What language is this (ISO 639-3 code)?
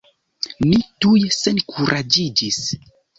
epo